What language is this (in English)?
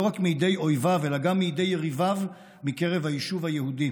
Hebrew